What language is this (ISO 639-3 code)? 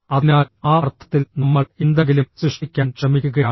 mal